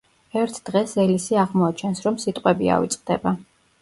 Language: Georgian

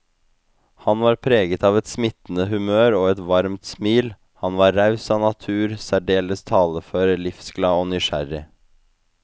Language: Norwegian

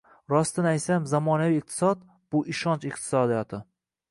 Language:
Uzbek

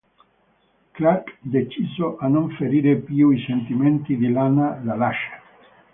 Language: Italian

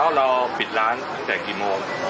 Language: Thai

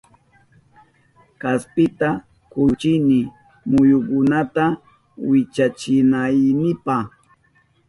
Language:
Southern Pastaza Quechua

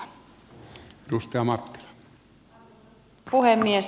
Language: Finnish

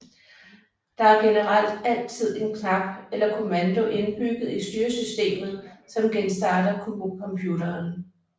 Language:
Danish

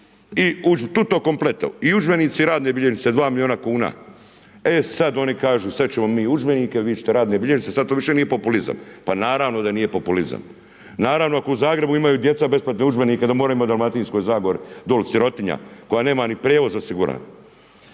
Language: Croatian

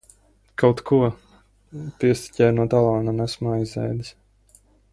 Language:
Latvian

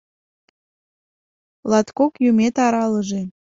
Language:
Mari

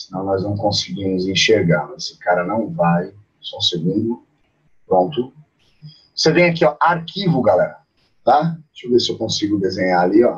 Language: Portuguese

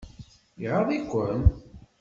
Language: Kabyle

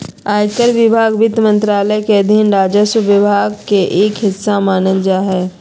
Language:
Magahi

